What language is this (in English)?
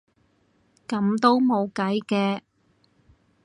Cantonese